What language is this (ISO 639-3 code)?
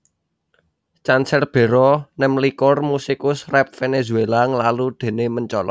jav